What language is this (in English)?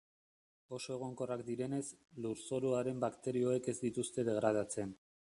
Basque